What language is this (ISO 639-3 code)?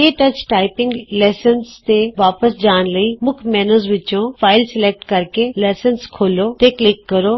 pan